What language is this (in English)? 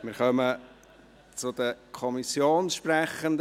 Swiss German